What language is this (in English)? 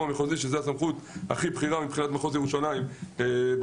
Hebrew